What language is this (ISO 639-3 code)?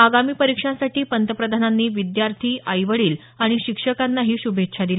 mar